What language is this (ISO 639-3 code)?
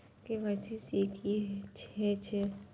mai